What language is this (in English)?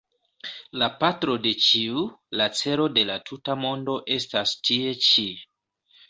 Esperanto